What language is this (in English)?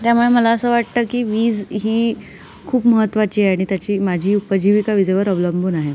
Marathi